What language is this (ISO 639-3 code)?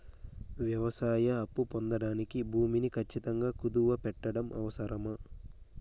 tel